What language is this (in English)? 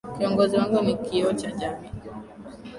Swahili